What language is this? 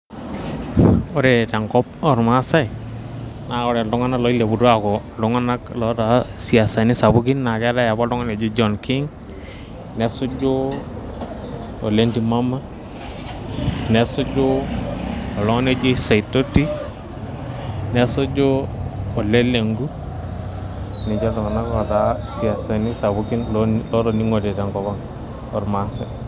Masai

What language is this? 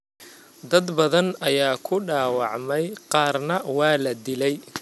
Somali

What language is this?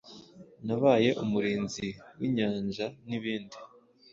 Kinyarwanda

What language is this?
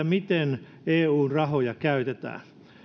Finnish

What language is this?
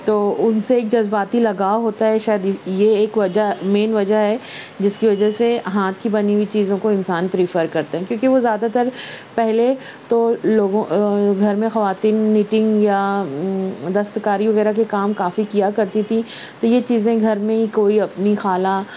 Urdu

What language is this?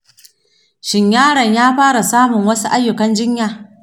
Hausa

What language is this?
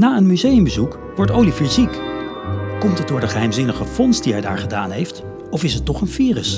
Dutch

